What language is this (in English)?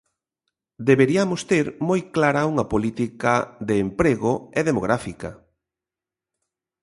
Galician